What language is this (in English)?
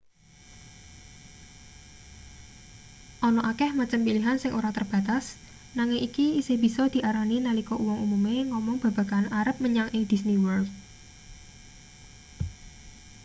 Javanese